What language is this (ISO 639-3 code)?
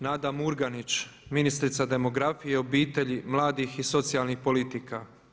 hrv